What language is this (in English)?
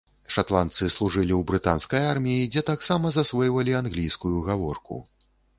Belarusian